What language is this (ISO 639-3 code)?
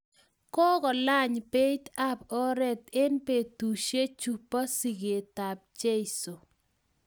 kln